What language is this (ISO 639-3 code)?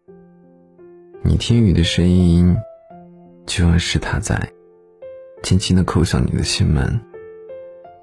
zho